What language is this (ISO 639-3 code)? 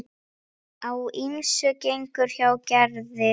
isl